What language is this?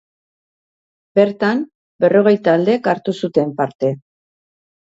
Basque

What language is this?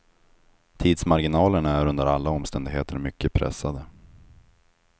Swedish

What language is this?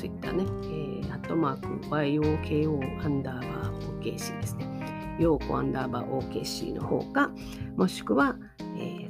Japanese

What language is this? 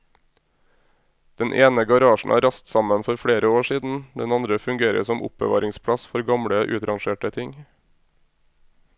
Norwegian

